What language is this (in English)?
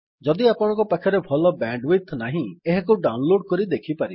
Odia